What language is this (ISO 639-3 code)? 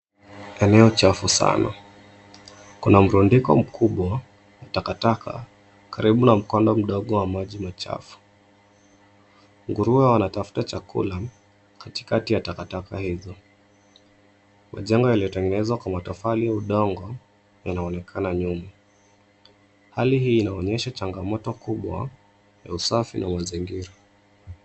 swa